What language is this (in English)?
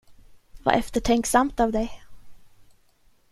Swedish